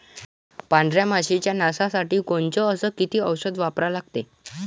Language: Marathi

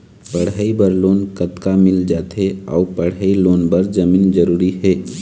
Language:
Chhattisgarhi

